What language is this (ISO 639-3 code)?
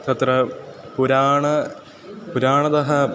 san